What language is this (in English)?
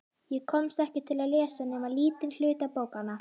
Icelandic